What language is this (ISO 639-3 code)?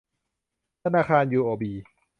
tha